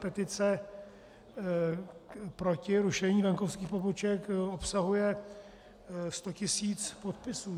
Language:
Czech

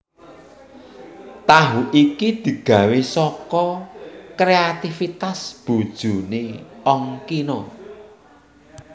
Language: Javanese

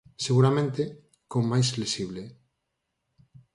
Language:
Galician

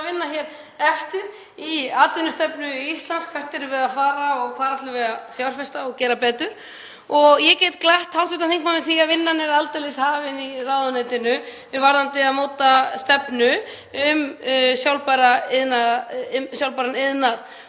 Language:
Icelandic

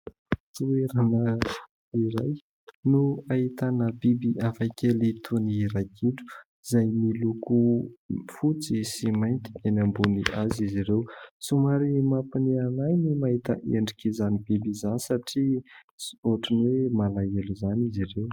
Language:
Malagasy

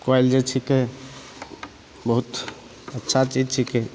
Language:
Maithili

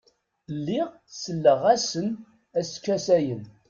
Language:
Kabyle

